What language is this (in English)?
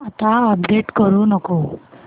Marathi